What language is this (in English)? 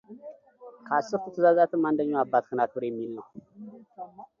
Amharic